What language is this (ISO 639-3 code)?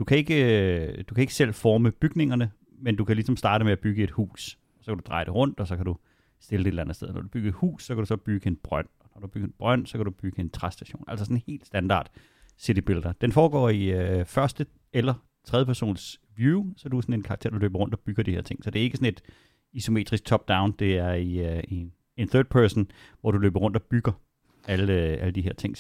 dan